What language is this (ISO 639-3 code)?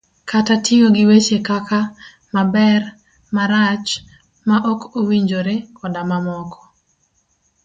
luo